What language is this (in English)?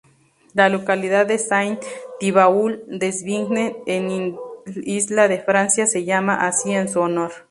Spanish